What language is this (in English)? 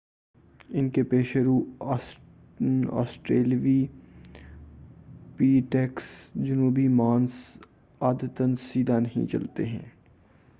Urdu